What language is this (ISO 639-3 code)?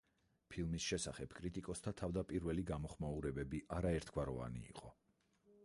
kat